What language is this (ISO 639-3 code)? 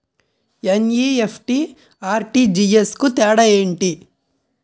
tel